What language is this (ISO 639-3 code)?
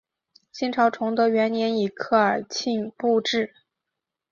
zho